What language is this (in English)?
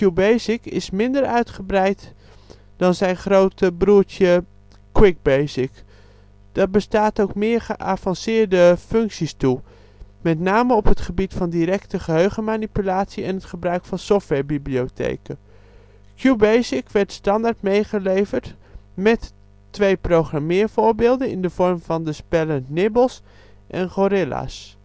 Dutch